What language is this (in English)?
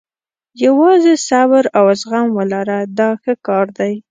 Pashto